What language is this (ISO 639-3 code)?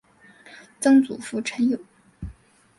zho